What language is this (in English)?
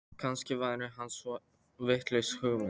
Icelandic